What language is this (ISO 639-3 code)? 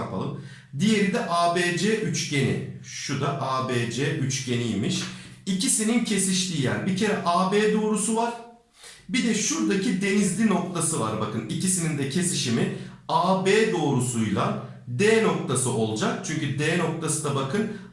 tur